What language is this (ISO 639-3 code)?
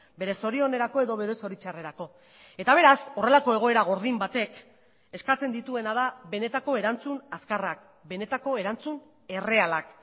eus